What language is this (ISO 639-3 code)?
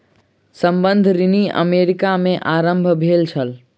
mai